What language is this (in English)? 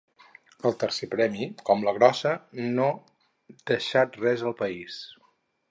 Catalan